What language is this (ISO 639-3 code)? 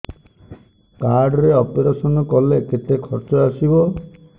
ori